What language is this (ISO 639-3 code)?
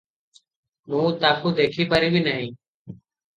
ori